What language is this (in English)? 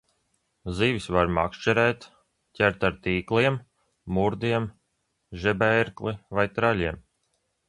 Latvian